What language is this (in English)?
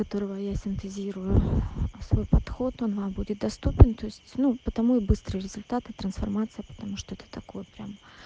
Russian